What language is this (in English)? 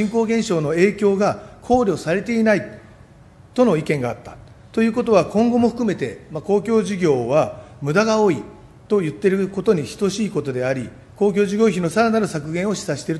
Japanese